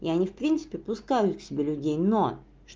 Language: Russian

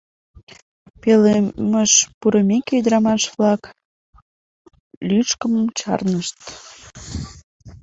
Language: Mari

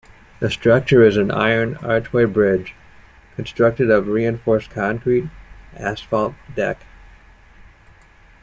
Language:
English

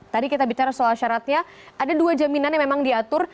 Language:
Indonesian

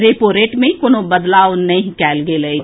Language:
Maithili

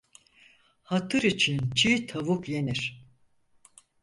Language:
Turkish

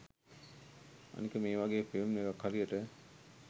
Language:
Sinhala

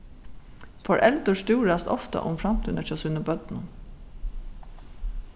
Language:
Faroese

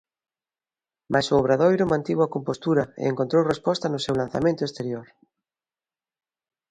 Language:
Galician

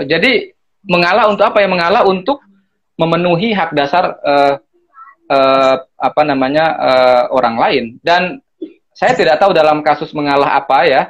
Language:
Indonesian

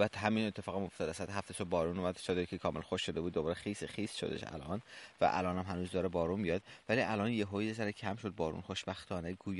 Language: Persian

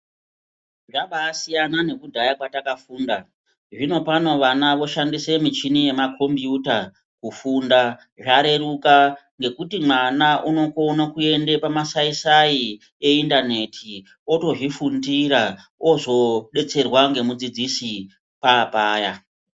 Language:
Ndau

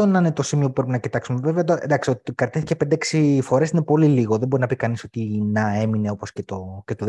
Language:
Greek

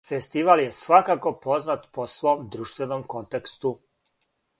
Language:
Serbian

